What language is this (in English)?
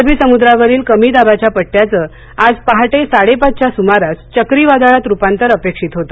Marathi